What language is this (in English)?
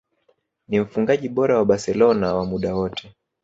Swahili